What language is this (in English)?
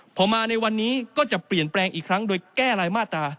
Thai